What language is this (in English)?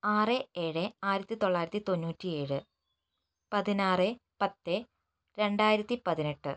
Malayalam